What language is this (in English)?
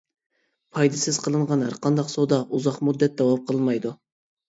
Uyghur